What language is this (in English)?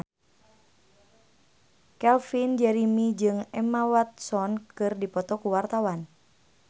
Sundanese